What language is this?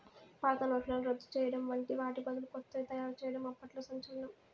Telugu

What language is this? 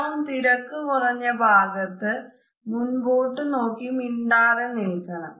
Malayalam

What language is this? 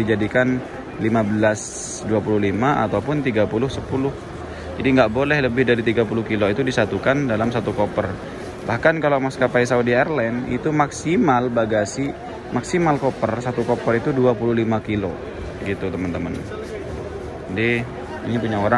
Indonesian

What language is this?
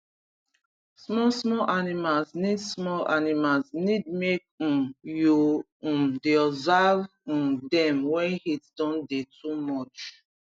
Nigerian Pidgin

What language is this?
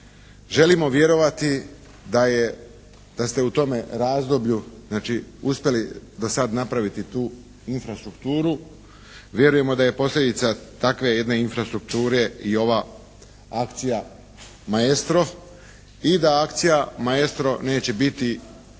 Croatian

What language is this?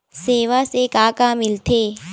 Chhattisgarhi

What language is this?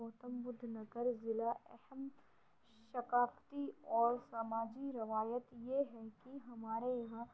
Urdu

